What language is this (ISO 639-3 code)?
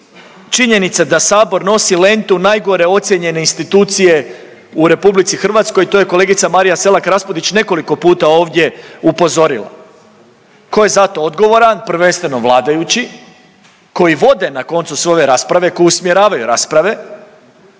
hrv